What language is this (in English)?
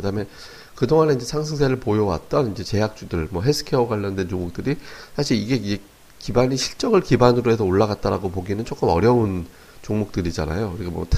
Korean